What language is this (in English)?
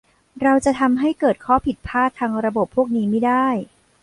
Thai